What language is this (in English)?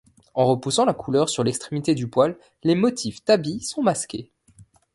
French